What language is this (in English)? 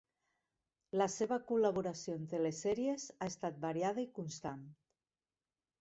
Catalan